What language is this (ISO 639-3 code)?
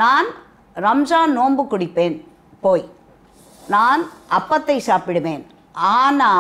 hin